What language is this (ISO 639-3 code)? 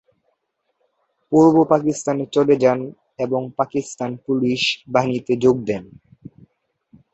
ben